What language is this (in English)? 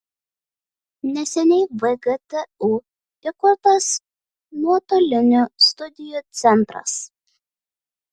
Lithuanian